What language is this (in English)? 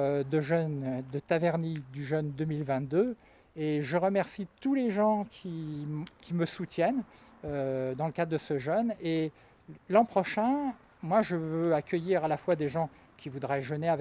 French